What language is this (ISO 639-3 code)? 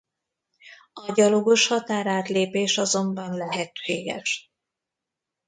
hun